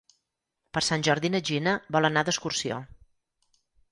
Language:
Catalan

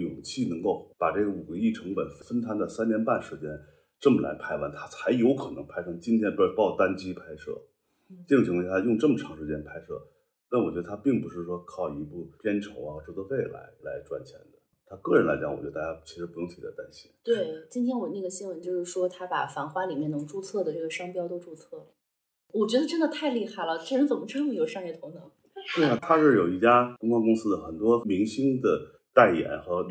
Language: Chinese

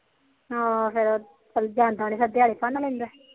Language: Punjabi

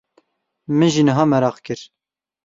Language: Kurdish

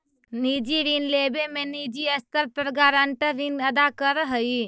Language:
Magahi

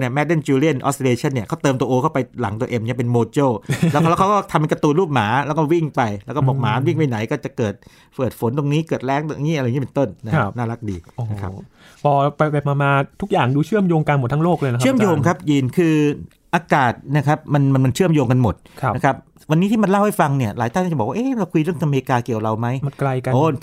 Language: Thai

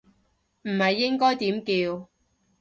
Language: Cantonese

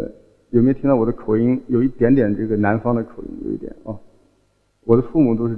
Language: Chinese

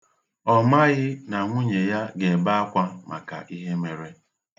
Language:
Igbo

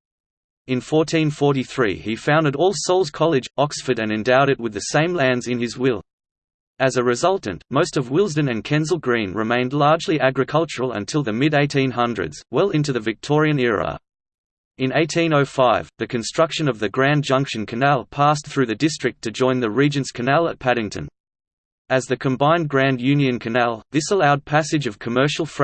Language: English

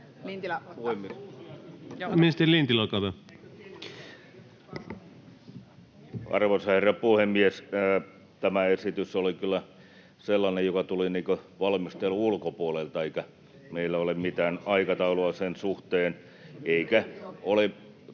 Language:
Finnish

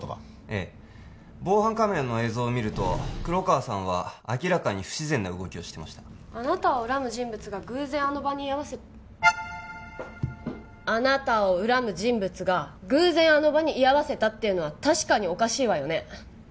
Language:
Japanese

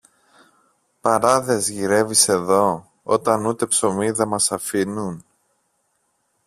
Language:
Greek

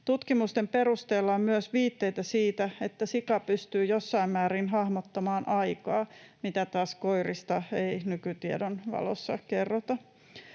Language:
Finnish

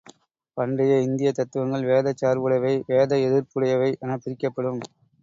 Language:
Tamil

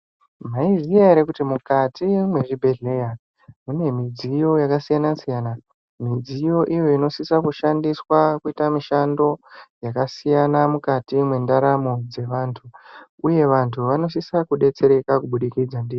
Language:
Ndau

